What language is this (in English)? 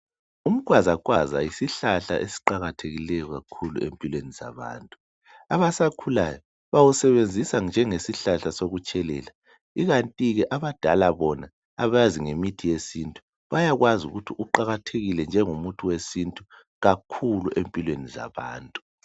North Ndebele